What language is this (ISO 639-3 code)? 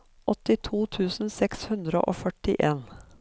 nor